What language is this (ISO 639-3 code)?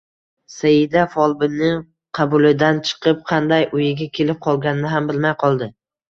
uzb